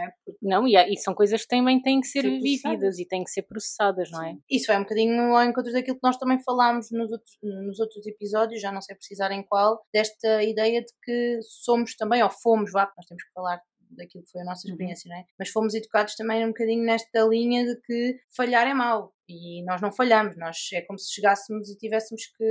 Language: Portuguese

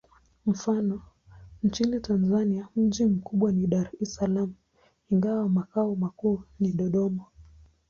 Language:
Swahili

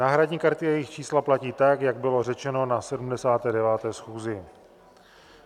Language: Czech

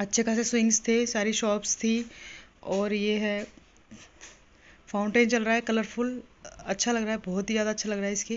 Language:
Hindi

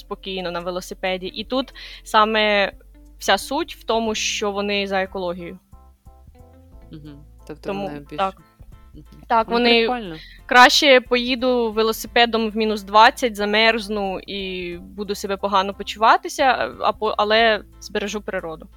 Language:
Ukrainian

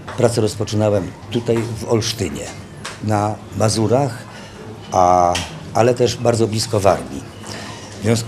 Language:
Polish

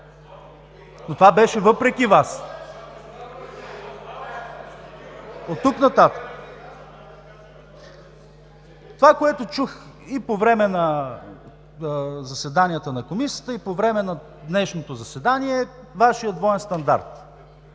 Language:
Bulgarian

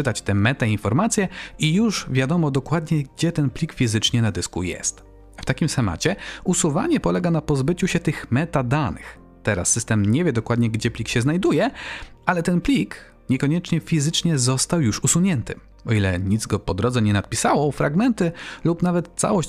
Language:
Polish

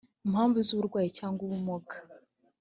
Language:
Kinyarwanda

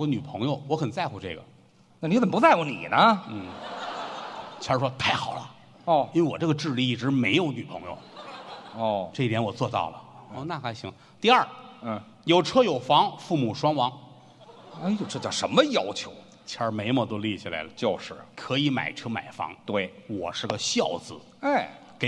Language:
Chinese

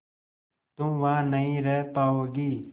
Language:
Hindi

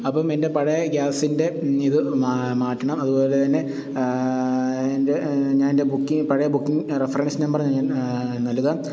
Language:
Malayalam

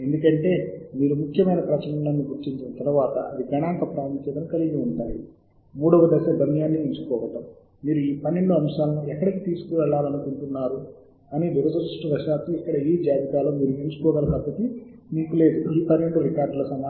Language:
Telugu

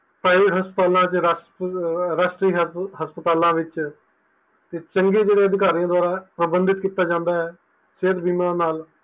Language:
Punjabi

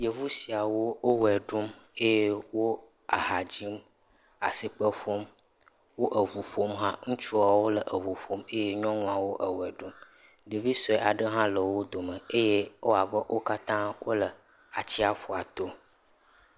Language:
Ewe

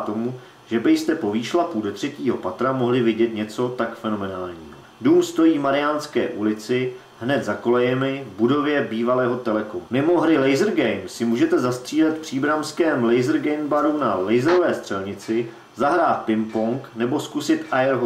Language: Czech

